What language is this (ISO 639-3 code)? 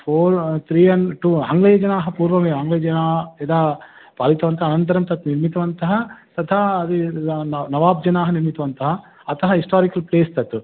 san